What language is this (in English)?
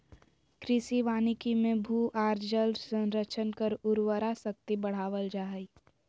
Magahi